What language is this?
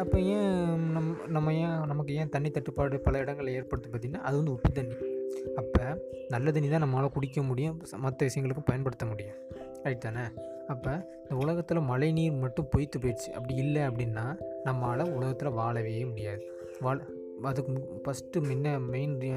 Tamil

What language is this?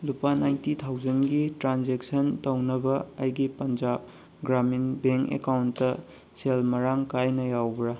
Manipuri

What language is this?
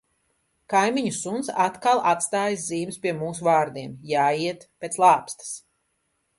Latvian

